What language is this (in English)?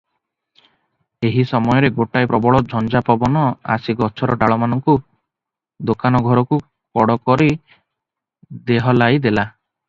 Odia